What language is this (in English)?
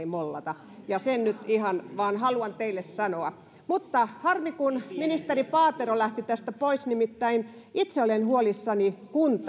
Finnish